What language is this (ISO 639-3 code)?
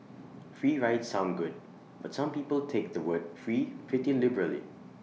eng